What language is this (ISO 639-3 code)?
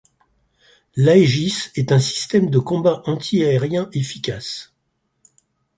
fra